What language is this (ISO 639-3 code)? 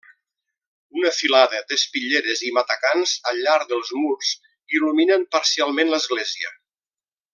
cat